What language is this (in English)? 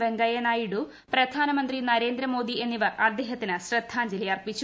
Malayalam